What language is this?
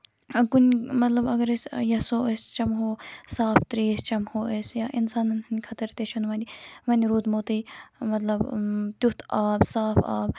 Kashmiri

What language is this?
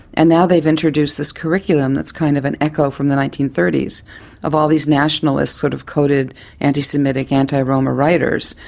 English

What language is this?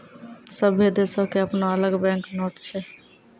Maithili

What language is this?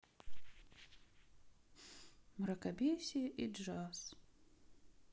Russian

